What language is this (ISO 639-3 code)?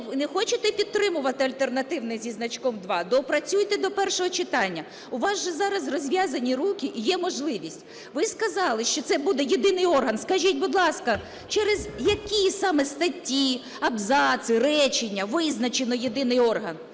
ukr